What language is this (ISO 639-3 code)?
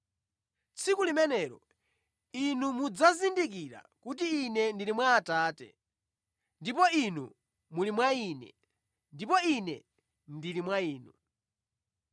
nya